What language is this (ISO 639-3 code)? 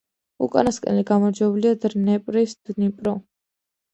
kat